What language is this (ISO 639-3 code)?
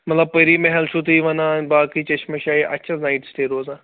kas